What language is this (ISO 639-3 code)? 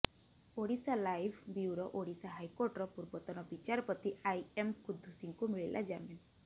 ori